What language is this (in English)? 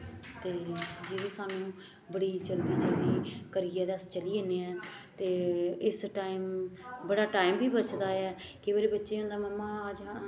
Dogri